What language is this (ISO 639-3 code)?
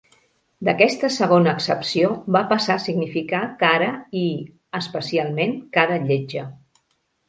cat